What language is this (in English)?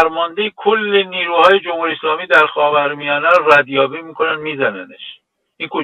Persian